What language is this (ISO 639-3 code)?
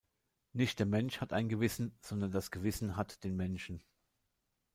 deu